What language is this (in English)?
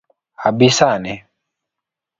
Luo (Kenya and Tanzania)